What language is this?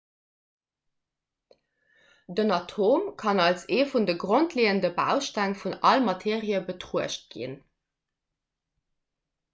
Luxembourgish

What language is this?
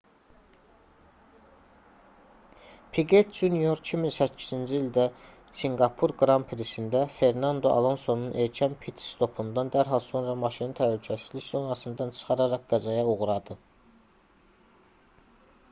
Azerbaijani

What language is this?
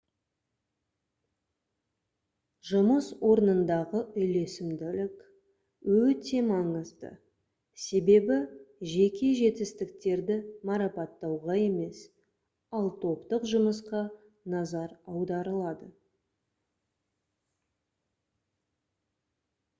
Kazakh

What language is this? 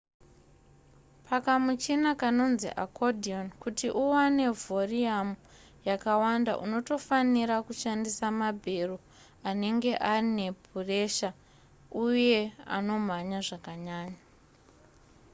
Shona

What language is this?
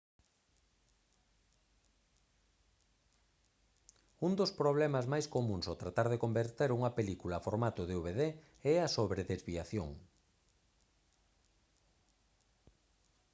Galician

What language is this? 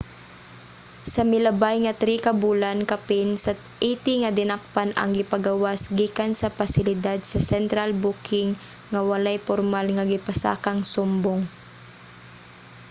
Cebuano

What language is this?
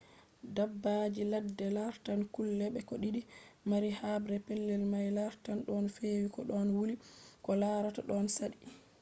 Fula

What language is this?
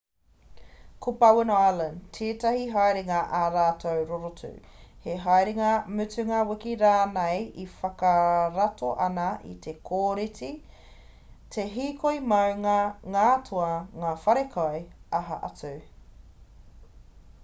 Māori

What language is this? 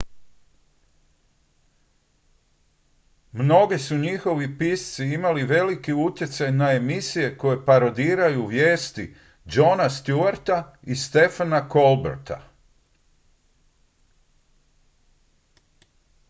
Croatian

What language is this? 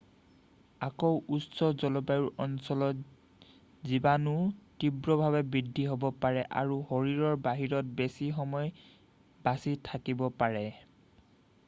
Assamese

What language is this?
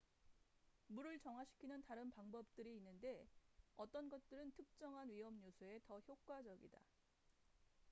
Korean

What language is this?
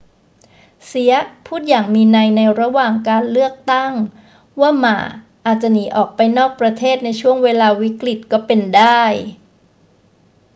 Thai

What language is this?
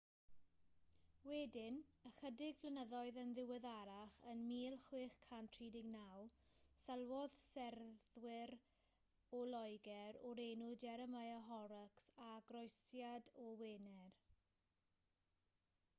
Welsh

